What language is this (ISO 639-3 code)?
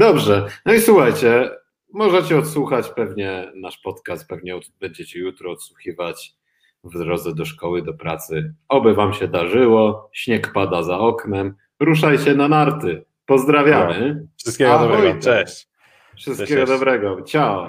pol